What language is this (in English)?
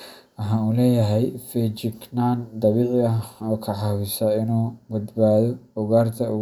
Somali